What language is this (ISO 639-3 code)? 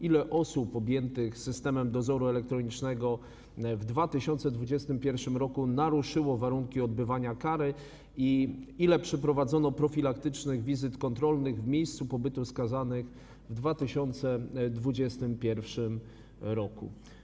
pol